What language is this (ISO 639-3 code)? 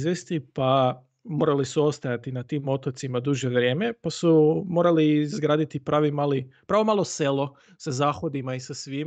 hrv